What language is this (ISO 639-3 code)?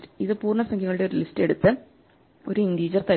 mal